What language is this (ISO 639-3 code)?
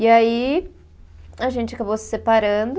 por